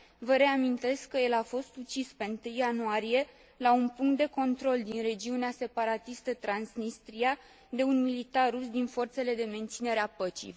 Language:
Romanian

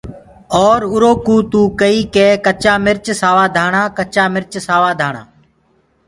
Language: Gurgula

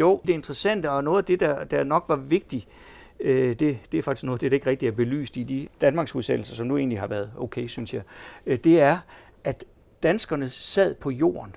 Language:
Danish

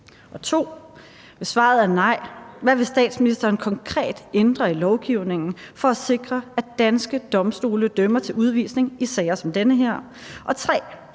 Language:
Danish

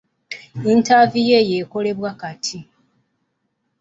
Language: Ganda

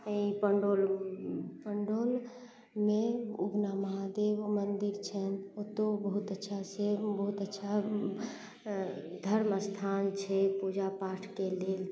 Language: Maithili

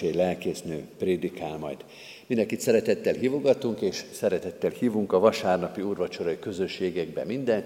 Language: Hungarian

